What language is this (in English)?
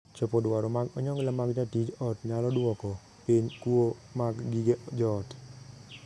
Luo (Kenya and Tanzania)